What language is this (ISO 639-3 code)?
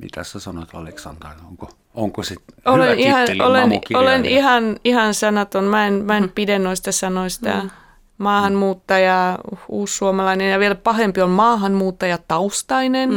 fin